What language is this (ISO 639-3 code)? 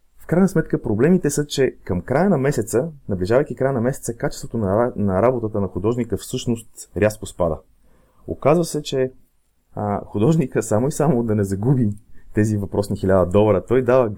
bul